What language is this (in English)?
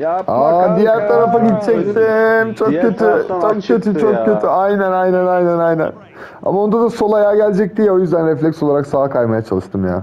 Turkish